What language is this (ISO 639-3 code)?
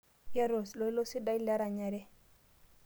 mas